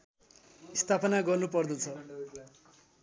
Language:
Nepali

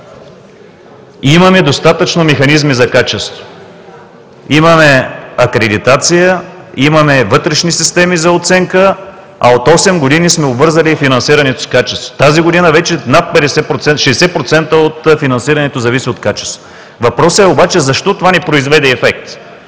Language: Bulgarian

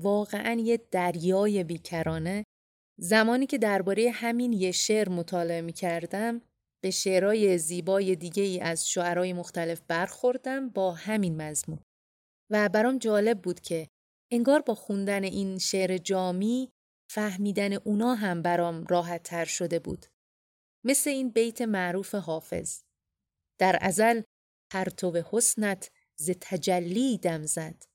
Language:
Persian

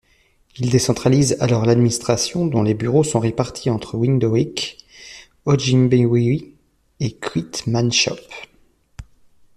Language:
French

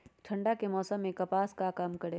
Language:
Magahi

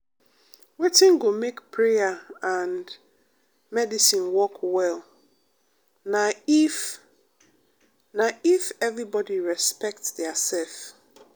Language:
Nigerian Pidgin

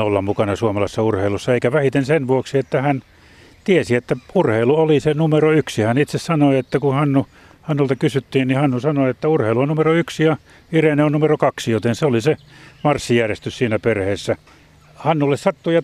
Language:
Finnish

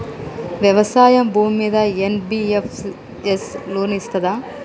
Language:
Telugu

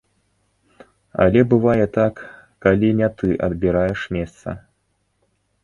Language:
Belarusian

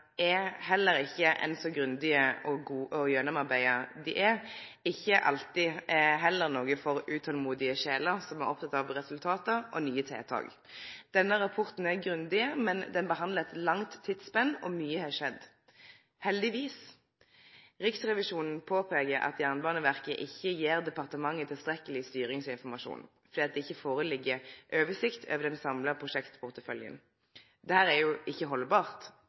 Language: Norwegian Nynorsk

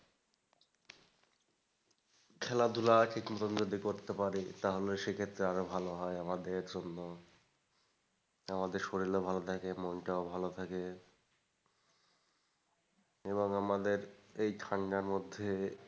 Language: Bangla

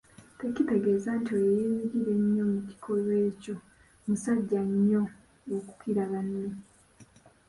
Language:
Ganda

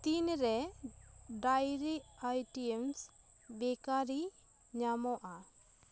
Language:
Santali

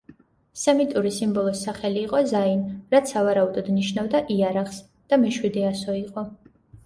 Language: Georgian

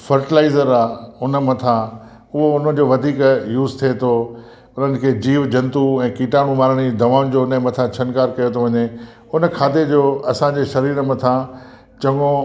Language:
Sindhi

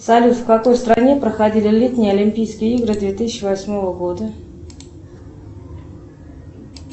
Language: Russian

